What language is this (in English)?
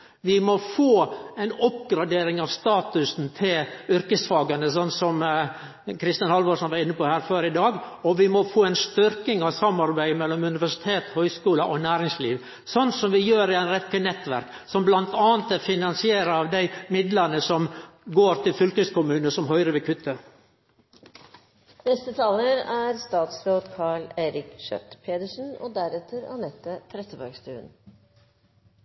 Norwegian Nynorsk